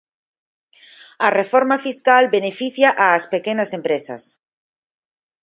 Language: Galician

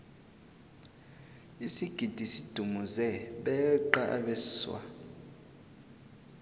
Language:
South Ndebele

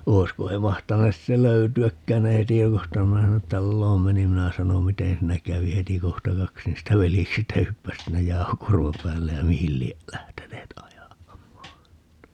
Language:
Finnish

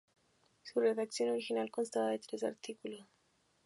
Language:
Spanish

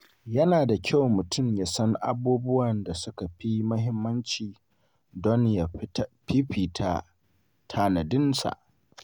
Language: Hausa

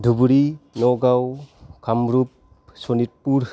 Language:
Bodo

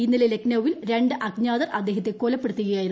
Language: Malayalam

